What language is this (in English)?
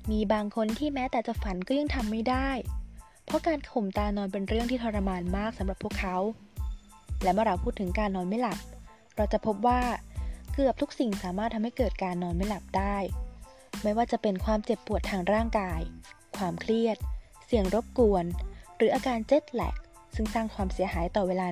Thai